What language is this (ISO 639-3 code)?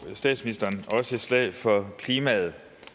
dan